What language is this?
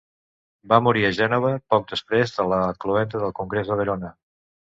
Catalan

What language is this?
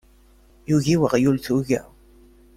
Kabyle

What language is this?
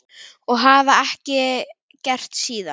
Icelandic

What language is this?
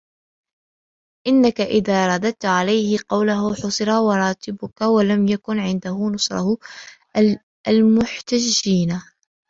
Arabic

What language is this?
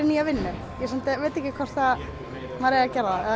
Icelandic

